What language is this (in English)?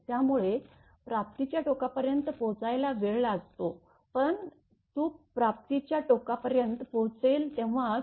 Marathi